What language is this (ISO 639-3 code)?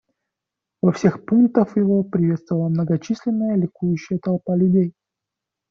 rus